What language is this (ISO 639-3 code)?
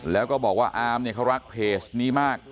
tha